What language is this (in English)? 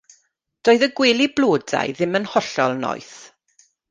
Welsh